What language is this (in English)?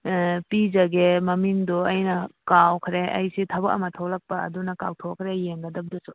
Manipuri